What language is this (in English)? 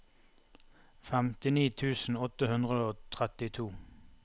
Norwegian